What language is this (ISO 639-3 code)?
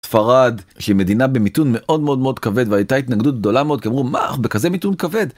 heb